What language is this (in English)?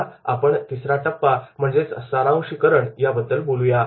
Marathi